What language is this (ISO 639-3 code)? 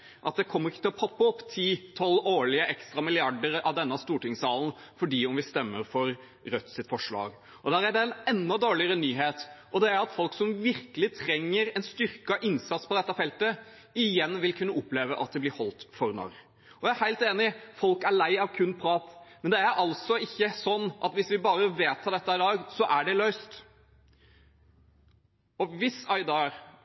nob